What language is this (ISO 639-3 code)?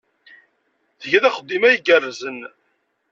kab